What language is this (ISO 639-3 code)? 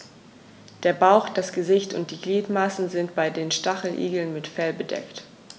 deu